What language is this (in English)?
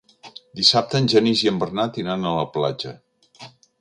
Catalan